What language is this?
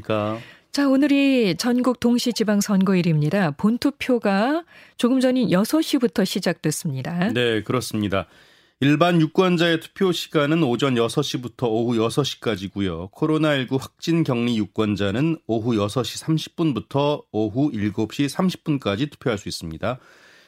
Korean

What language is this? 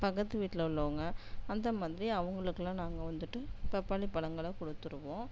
Tamil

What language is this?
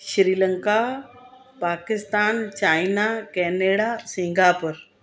Sindhi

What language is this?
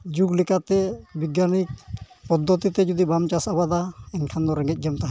Santali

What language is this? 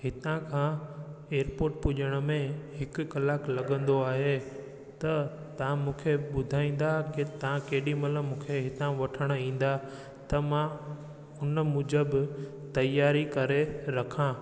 Sindhi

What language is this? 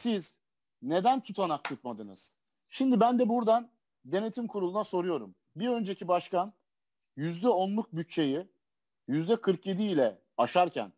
Turkish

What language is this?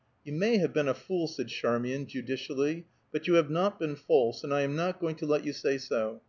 English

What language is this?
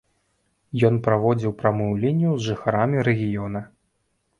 Belarusian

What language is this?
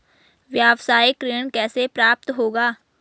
Hindi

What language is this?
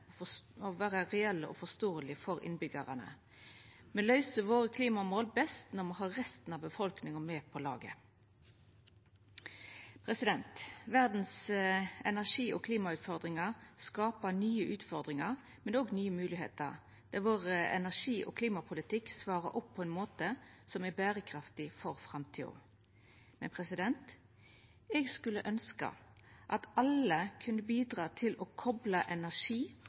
Norwegian Nynorsk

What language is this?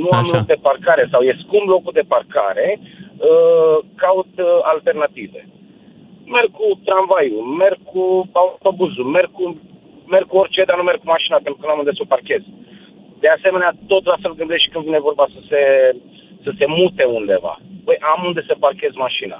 Romanian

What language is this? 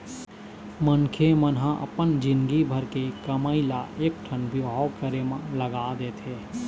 Chhattisgarhi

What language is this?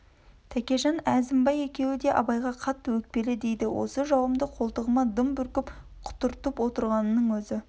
Kazakh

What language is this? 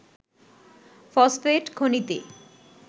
Bangla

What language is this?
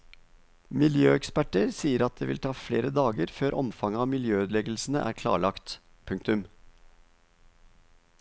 Norwegian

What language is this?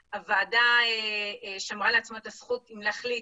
Hebrew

